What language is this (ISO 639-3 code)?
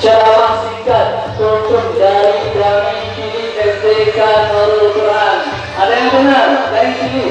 ind